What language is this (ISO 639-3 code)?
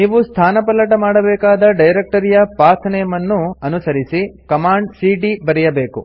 kan